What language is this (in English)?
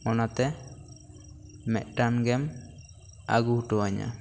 Santali